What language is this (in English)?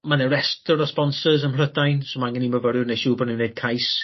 Welsh